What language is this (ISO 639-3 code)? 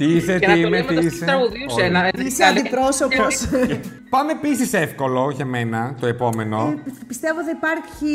ell